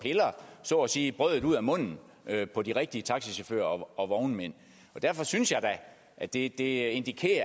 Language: Danish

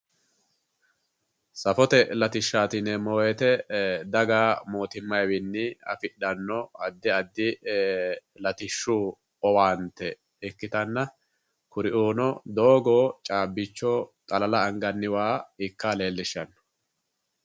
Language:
Sidamo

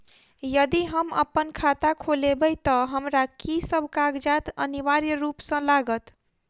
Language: Maithili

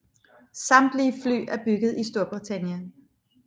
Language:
Danish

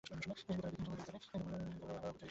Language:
Bangla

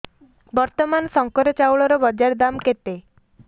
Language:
Odia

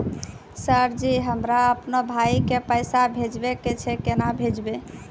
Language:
Maithili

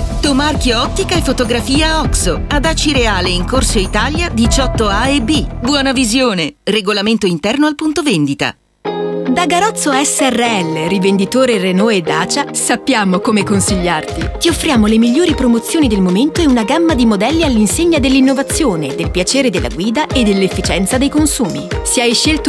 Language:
Italian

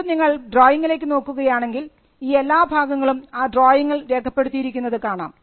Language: Malayalam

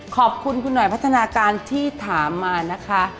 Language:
Thai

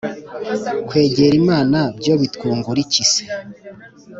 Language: Kinyarwanda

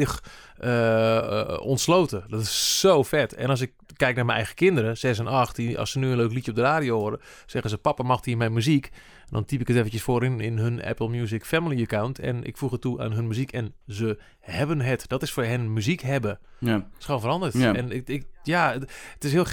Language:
Dutch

